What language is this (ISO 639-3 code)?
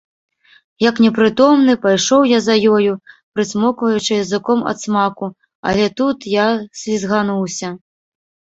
bel